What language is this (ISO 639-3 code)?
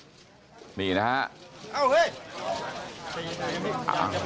tha